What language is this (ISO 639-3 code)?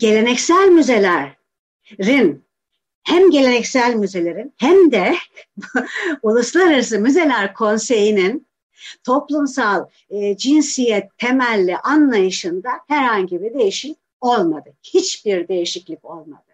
tur